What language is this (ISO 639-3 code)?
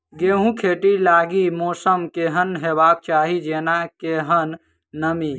mai